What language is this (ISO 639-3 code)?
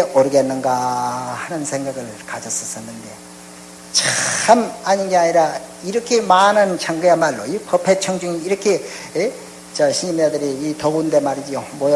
kor